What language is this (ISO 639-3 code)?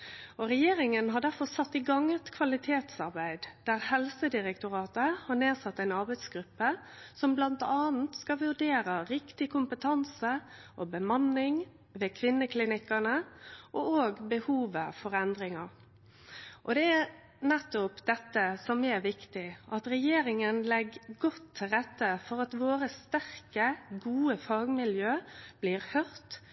nno